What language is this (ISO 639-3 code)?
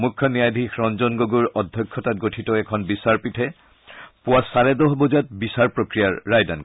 asm